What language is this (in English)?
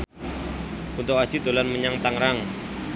Javanese